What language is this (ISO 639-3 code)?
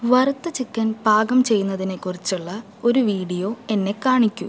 mal